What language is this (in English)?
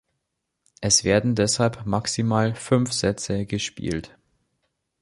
German